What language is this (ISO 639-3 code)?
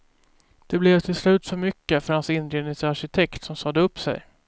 swe